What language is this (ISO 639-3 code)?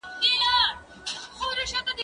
pus